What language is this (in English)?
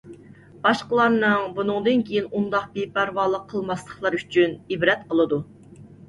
Uyghur